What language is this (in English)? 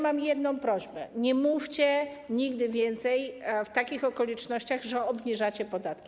Polish